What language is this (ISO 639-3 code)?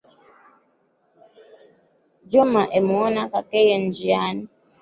swa